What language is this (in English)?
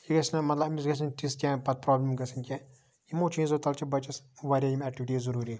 Kashmiri